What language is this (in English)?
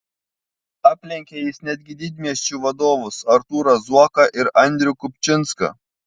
Lithuanian